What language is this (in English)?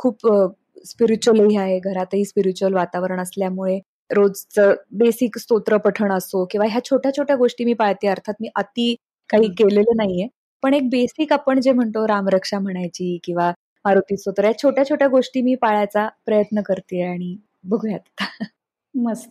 Marathi